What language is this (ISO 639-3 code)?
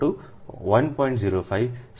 guj